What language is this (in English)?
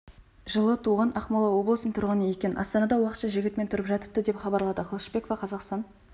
Kazakh